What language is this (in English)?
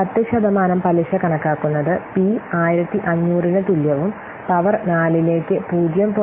Malayalam